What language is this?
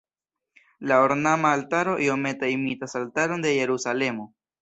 Esperanto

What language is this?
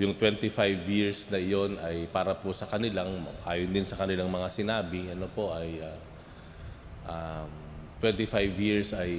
Filipino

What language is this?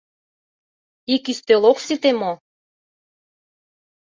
Mari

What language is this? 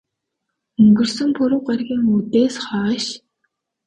Mongolian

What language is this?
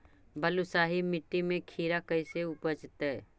Magahi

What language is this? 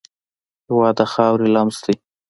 Pashto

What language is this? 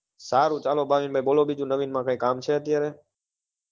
Gujarati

